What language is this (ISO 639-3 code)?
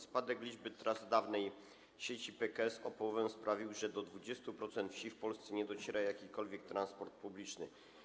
pol